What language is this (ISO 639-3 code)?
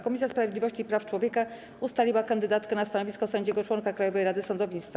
pol